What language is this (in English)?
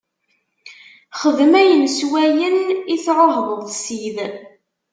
Kabyle